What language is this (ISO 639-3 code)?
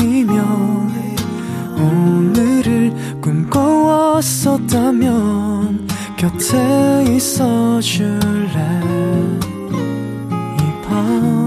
kor